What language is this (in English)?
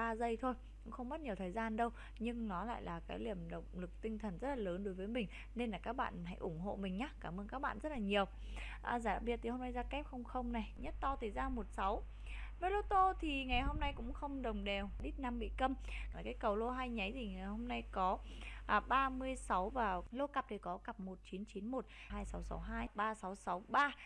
Vietnamese